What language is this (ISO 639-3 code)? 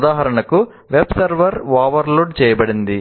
tel